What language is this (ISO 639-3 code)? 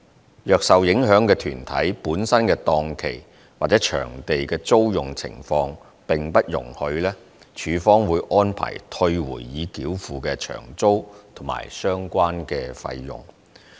yue